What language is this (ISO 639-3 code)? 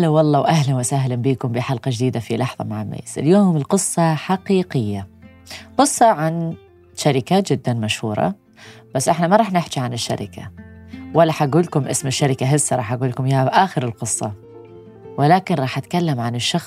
ara